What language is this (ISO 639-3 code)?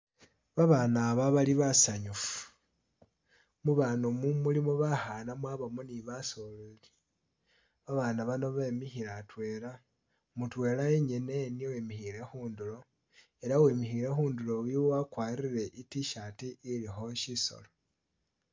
myx